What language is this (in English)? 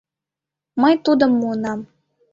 Mari